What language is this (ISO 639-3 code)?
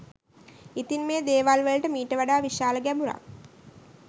sin